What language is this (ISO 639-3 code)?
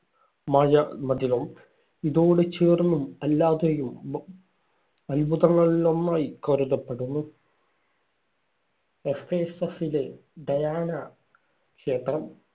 mal